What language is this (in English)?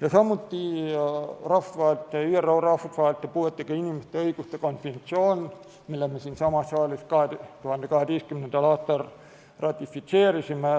Estonian